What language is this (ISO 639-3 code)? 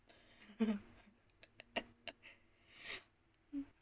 eng